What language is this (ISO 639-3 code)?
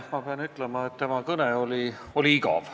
est